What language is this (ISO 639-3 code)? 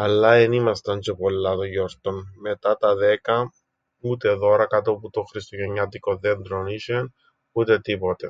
ell